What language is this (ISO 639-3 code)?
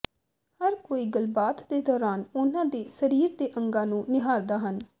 pan